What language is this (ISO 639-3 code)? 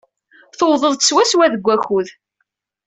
kab